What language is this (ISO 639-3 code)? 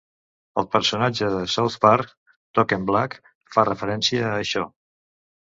cat